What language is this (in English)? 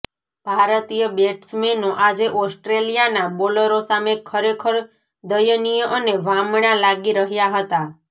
Gujarati